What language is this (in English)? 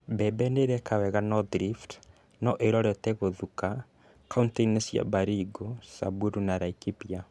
Kikuyu